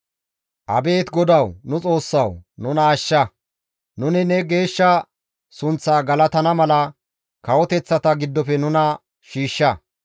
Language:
Gamo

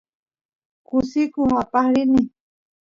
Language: Santiago del Estero Quichua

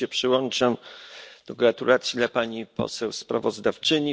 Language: Polish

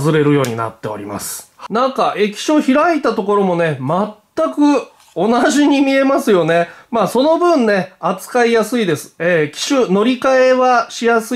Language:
Japanese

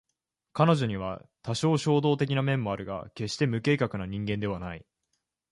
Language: Japanese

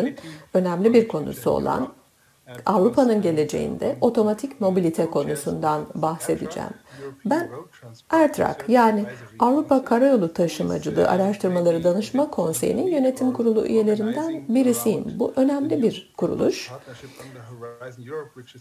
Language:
Turkish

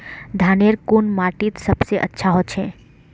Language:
Magahi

